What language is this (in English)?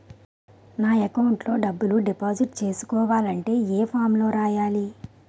Telugu